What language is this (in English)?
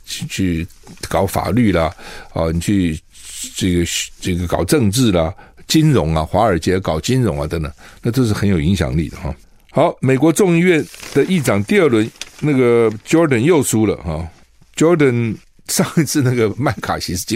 Chinese